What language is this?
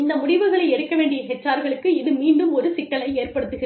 Tamil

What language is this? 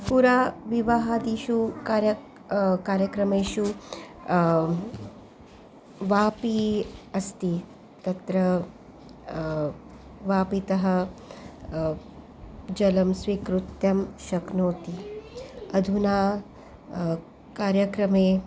Sanskrit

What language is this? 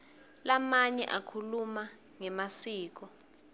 Swati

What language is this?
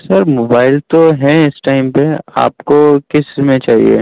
Urdu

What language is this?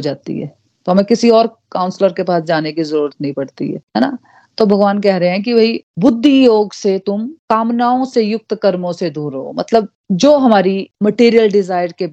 Hindi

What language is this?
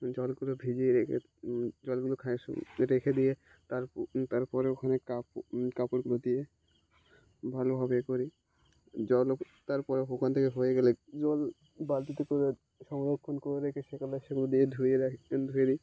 Bangla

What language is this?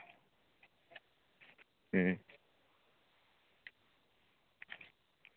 Santali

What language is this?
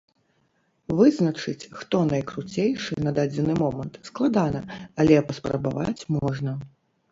Belarusian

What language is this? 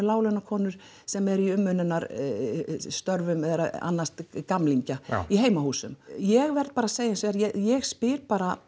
Icelandic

